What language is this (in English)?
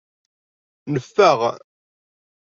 Kabyle